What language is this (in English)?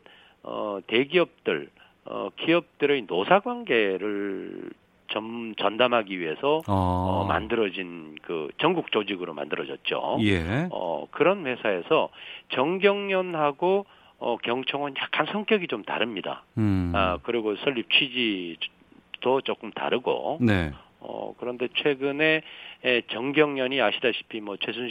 Korean